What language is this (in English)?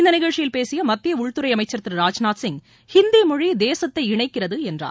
Tamil